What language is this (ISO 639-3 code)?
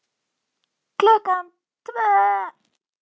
isl